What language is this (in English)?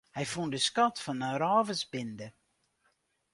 Western Frisian